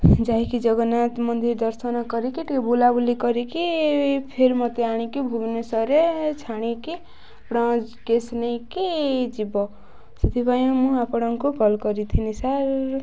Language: Odia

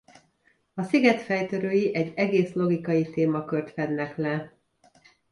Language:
Hungarian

